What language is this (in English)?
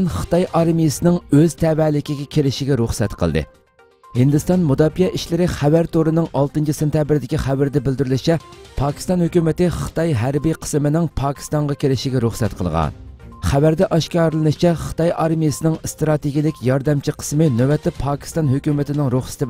Turkish